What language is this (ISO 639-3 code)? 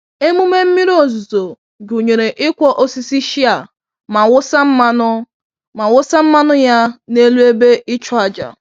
ibo